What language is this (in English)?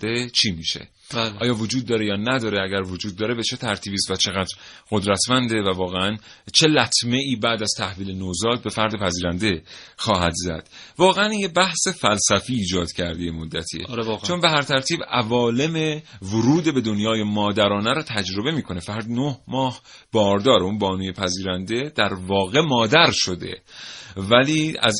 Persian